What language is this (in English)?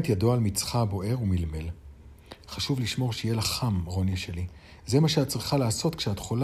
Hebrew